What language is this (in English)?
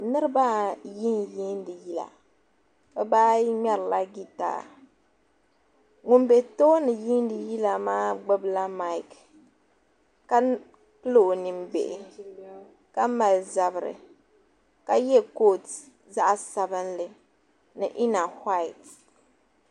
Dagbani